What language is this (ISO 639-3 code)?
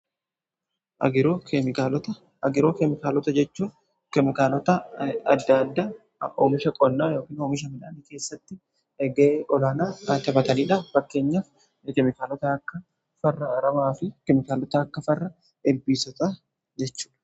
orm